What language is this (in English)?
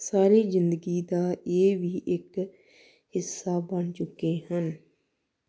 Punjabi